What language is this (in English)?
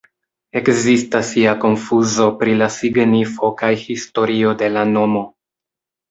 Esperanto